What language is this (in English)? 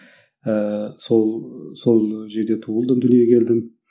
Kazakh